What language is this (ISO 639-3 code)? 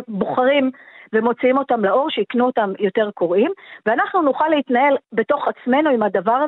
heb